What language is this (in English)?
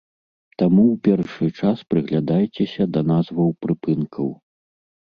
Belarusian